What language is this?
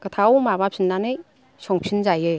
Bodo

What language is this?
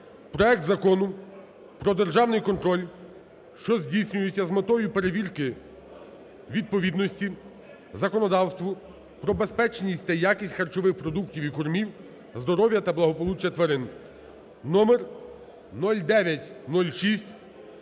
Ukrainian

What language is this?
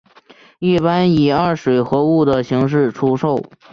Chinese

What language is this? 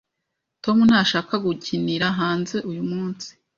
Kinyarwanda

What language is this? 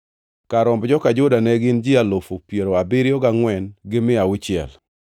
Luo (Kenya and Tanzania)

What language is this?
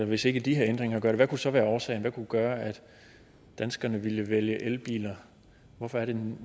Danish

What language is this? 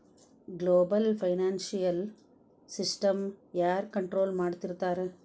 Kannada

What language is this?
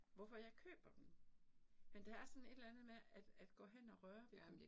Danish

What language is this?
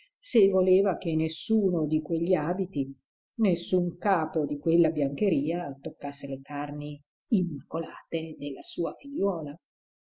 Italian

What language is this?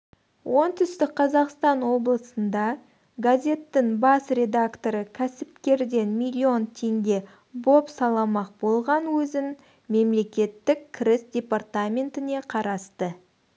Kazakh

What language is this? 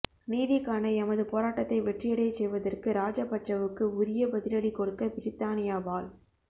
Tamil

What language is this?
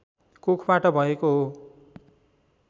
Nepali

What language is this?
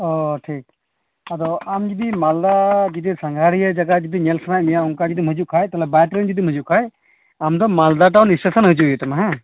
Santali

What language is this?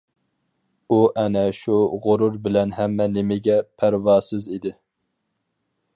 Uyghur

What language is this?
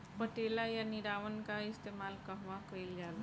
Bhojpuri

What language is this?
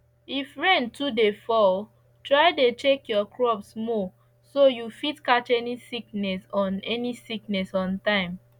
Nigerian Pidgin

